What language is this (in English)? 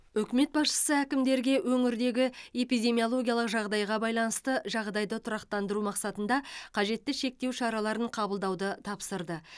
Kazakh